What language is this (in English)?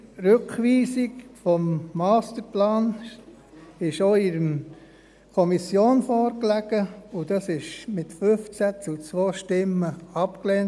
Swiss German